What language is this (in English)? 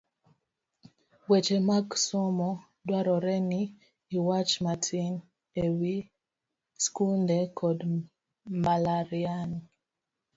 Luo (Kenya and Tanzania)